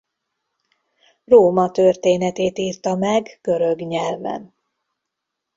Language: Hungarian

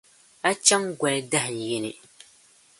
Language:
Dagbani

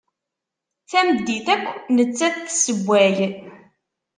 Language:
Kabyle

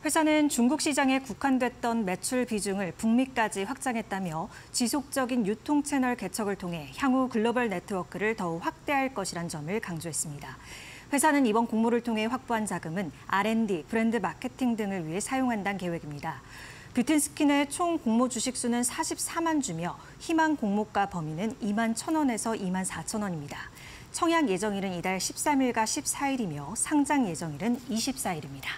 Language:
Korean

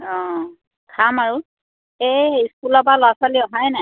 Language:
Assamese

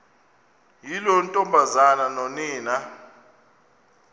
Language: Xhosa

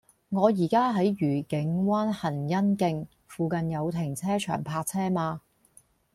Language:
Cantonese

